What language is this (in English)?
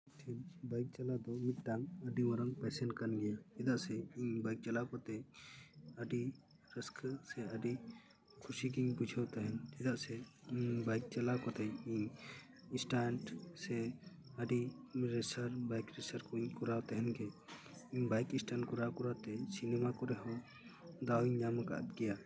Santali